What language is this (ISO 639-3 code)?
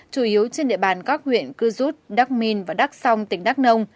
vie